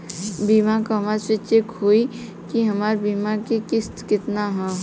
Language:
Bhojpuri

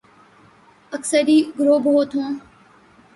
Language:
Urdu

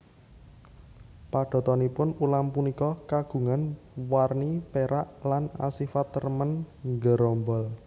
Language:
Javanese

